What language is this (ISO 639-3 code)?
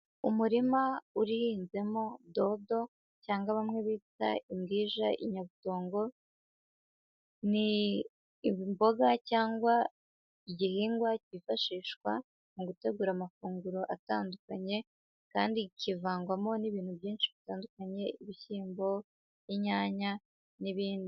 kin